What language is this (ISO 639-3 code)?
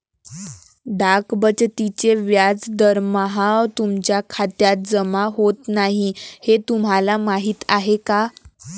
mar